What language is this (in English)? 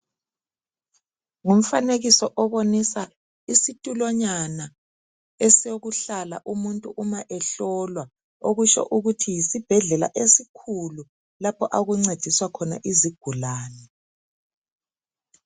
North Ndebele